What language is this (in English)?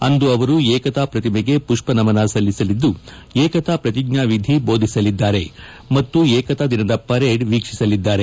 Kannada